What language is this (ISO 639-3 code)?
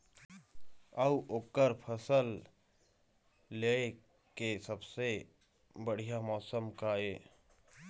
hne